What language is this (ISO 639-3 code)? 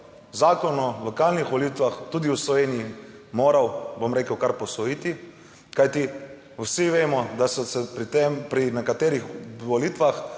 slv